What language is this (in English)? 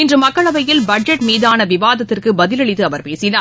Tamil